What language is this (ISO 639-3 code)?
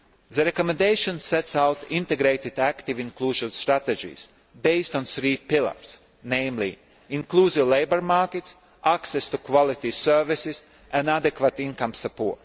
eng